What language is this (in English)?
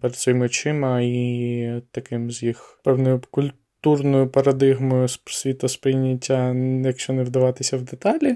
Ukrainian